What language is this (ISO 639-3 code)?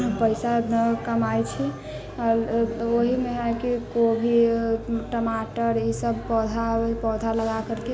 mai